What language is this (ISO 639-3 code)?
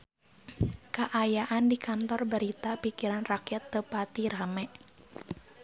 sun